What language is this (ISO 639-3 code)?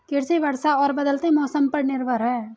hin